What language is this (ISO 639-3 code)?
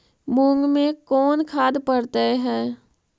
mag